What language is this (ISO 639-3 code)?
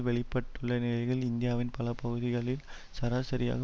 tam